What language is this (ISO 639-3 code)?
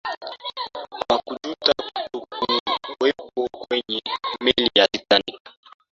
swa